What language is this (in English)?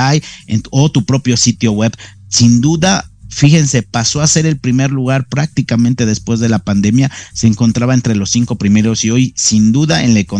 Spanish